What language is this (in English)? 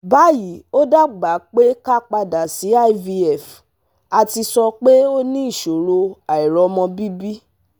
Yoruba